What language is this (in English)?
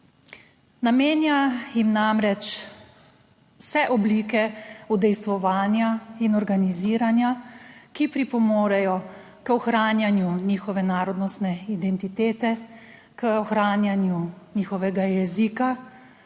Slovenian